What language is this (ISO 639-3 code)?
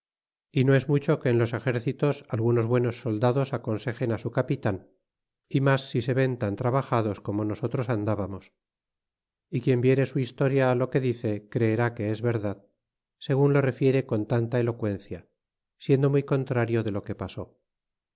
spa